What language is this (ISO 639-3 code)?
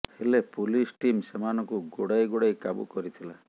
ori